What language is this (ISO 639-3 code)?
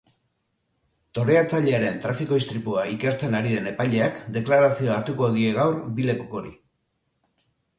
eus